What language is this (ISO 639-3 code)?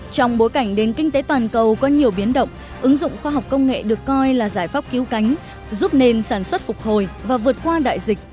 vie